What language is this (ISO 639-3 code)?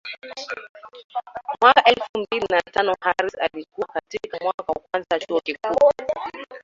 swa